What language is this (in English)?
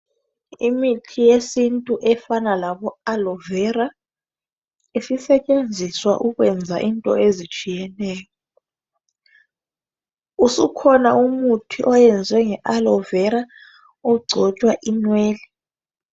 North Ndebele